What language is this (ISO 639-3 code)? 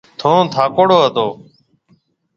mve